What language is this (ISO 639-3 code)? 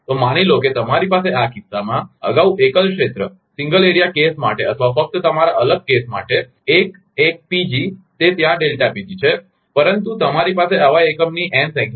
guj